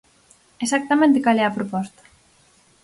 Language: Galician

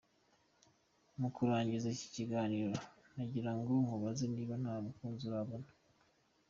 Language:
Kinyarwanda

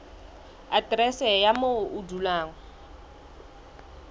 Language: Southern Sotho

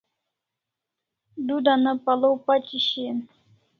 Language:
Kalasha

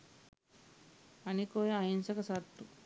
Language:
Sinhala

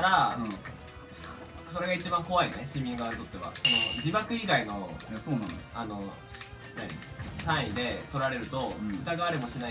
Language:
Japanese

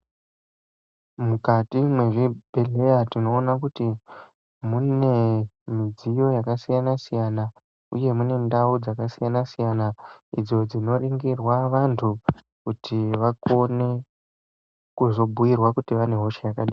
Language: Ndau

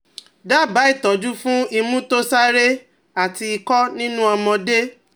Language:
Yoruba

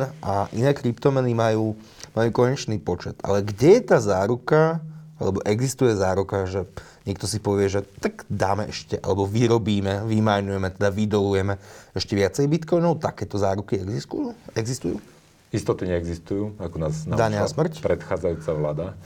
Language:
Slovak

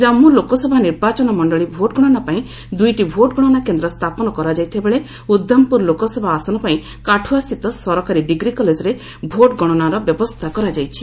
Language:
Odia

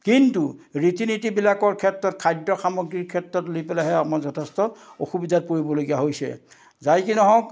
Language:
Assamese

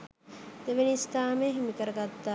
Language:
Sinhala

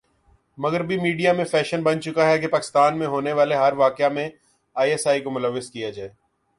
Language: Urdu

